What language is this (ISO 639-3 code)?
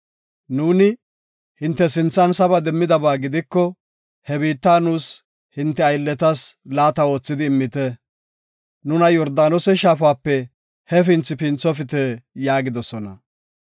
gof